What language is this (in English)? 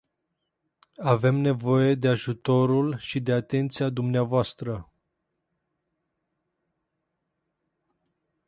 Romanian